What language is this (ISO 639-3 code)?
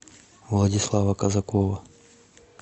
rus